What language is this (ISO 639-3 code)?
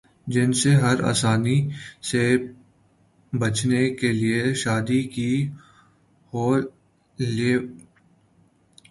urd